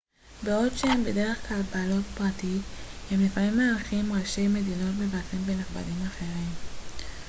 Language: Hebrew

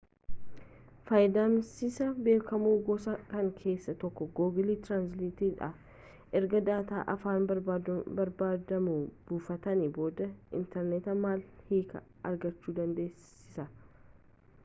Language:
Oromo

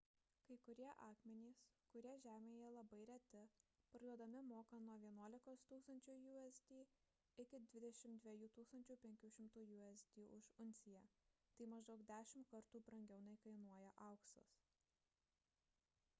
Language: Lithuanian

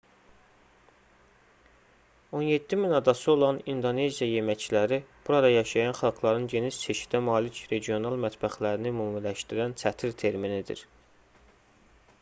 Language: Azerbaijani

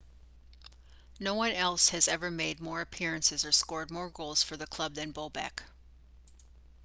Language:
English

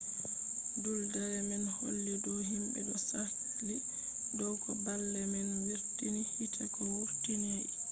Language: Fula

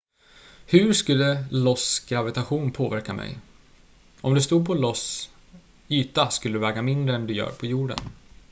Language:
Swedish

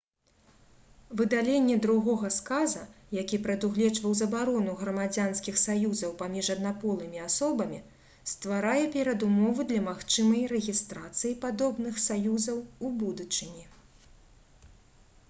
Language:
Belarusian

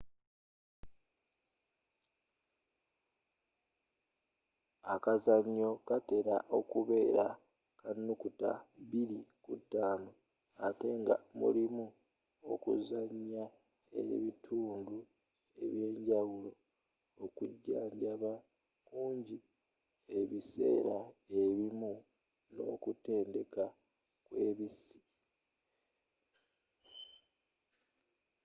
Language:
Ganda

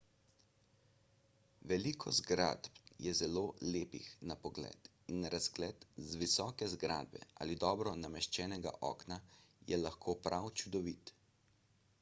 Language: Slovenian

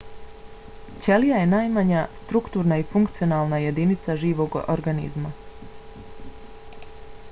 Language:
Bosnian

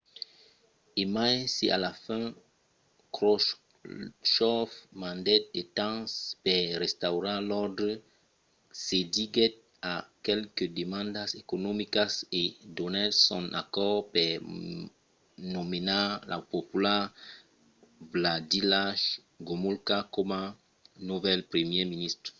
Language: Occitan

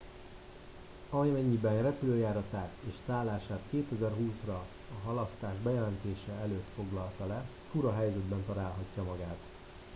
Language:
Hungarian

